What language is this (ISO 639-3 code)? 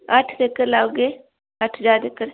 doi